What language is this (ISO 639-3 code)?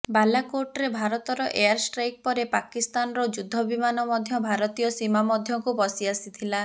ori